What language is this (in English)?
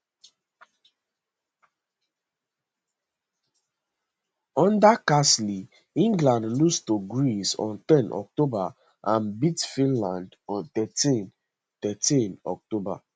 Nigerian Pidgin